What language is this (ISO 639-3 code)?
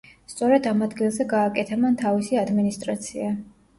kat